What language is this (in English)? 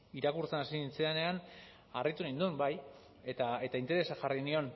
Basque